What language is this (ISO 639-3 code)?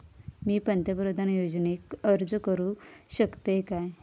mar